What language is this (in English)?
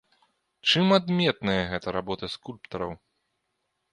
Belarusian